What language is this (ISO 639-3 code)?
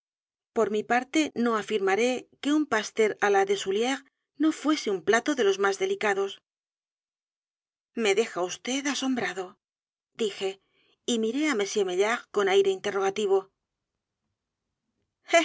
spa